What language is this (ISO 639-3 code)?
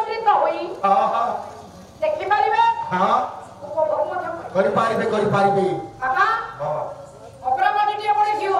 ind